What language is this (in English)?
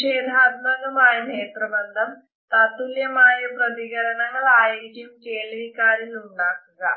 Malayalam